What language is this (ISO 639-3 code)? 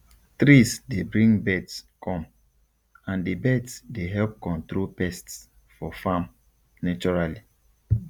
pcm